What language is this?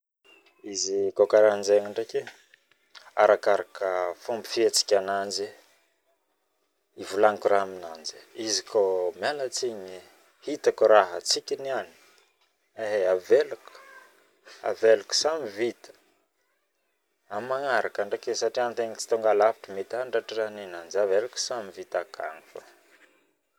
Northern Betsimisaraka Malagasy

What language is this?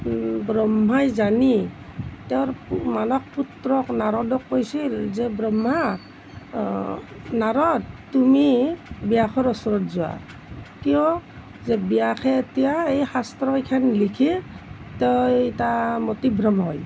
Assamese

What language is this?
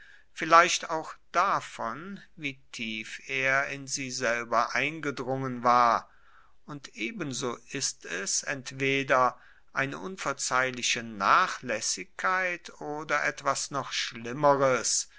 German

